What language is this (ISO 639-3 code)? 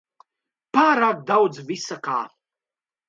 lav